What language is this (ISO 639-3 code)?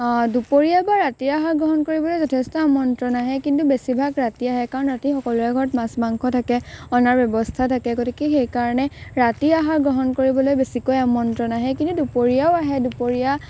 asm